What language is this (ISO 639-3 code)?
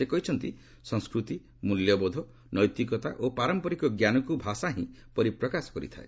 ori